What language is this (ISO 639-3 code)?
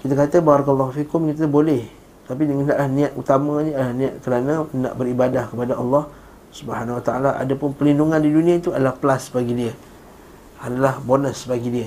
msa